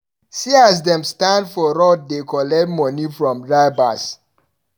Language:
Nigerian Pidgin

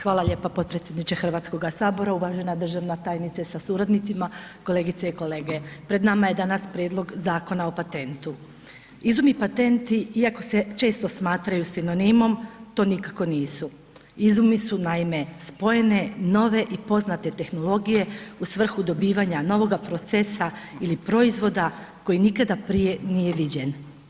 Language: Croatian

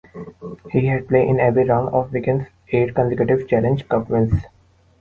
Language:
English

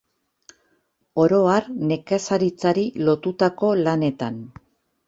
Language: Basque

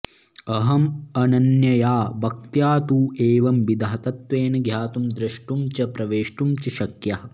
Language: Sanskrit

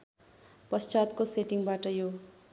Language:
Nepali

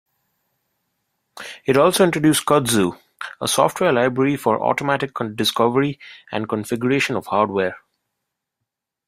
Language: English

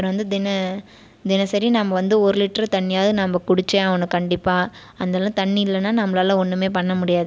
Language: Tamil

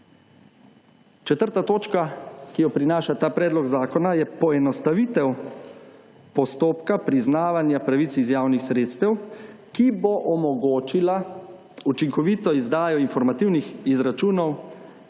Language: Slovenian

